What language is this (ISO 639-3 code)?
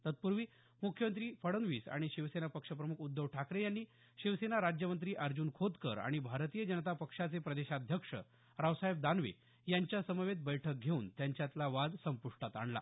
mar